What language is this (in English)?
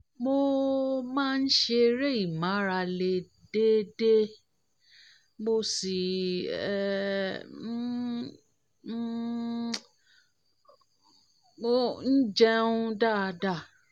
Yoruba